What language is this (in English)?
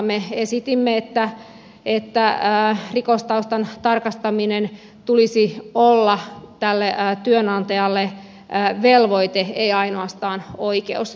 Finnish